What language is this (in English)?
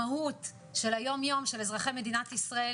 Hebrew